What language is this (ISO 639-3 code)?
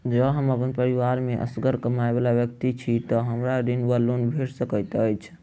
mai